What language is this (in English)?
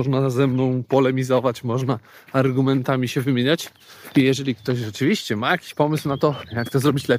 Polish